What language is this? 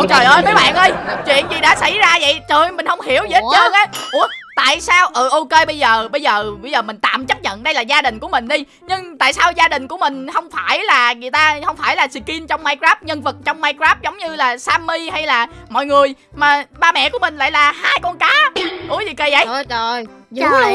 Vietnamese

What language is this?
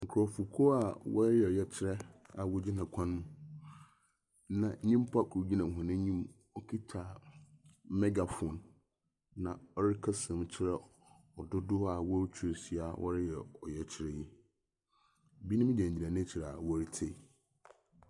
Akan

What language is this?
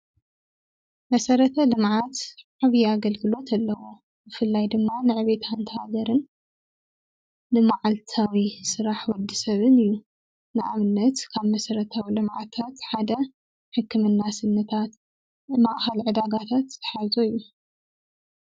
Tigrinya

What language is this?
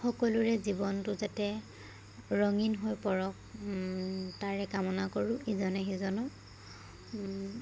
Assamese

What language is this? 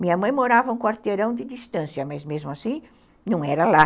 Portuguese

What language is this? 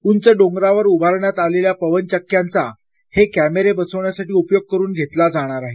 Marathi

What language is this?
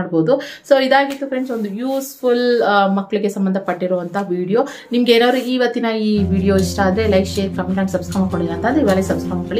Kannada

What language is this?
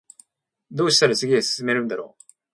Japanese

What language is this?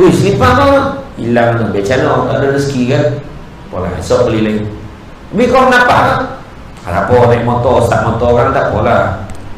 Malay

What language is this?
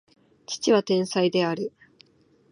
Japanese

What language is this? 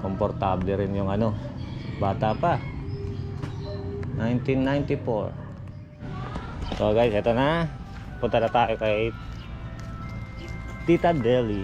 Filipino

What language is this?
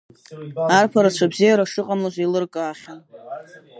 Abkhazian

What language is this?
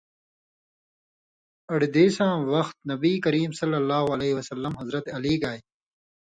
Indus Kohistani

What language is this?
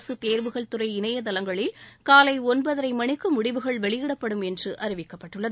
Tamil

